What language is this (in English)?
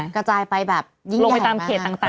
Thai